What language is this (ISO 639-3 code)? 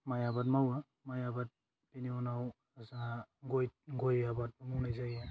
brx